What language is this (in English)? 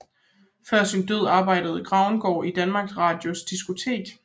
Danish